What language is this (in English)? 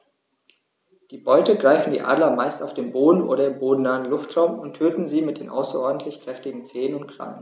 German